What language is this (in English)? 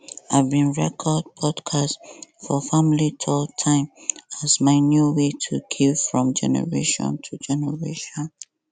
Nigerian Pidgin